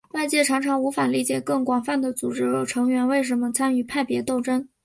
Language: Chinese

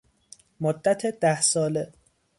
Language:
Persian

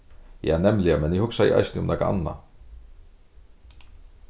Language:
Faroese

